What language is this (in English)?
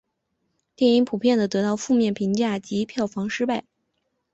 Chinese